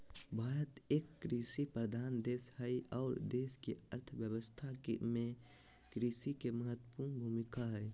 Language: Magahi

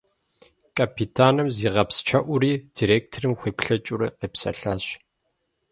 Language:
Kabardian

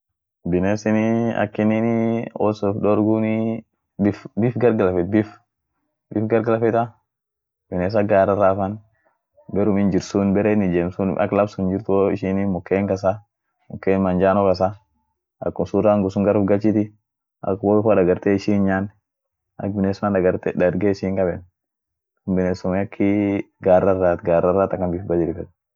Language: Orma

